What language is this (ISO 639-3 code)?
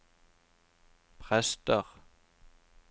nor